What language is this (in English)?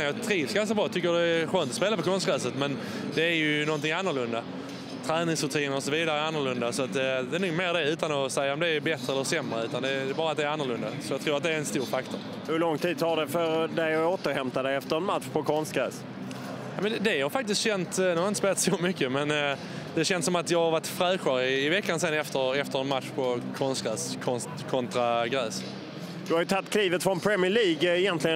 Swedish